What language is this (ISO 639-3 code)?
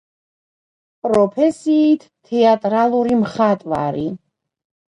kat